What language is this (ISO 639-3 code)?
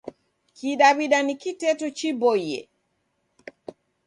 dav